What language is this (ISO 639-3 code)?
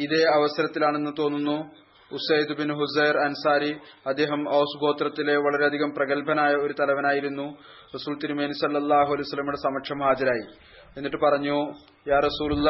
mal